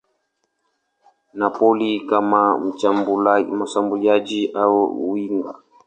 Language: Swahili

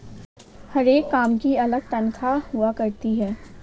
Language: Hindi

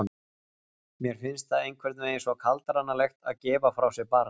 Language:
Icelandic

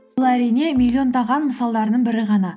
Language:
Kazakh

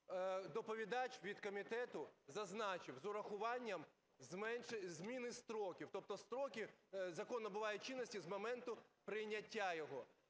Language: Ukrainian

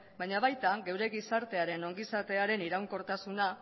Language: Basque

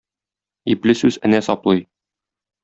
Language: Tatar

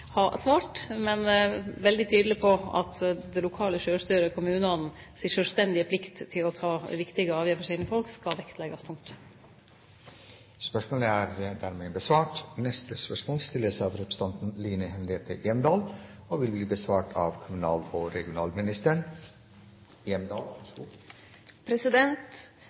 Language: Norwegian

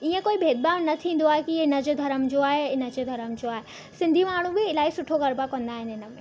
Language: Sindhi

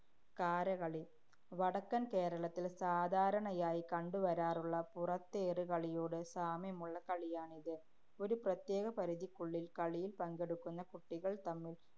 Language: Malayalam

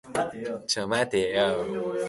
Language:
Japanese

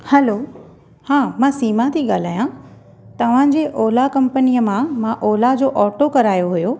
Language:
Sindhi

